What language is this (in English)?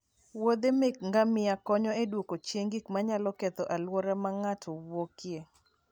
Luo (Kenya and Tanzania)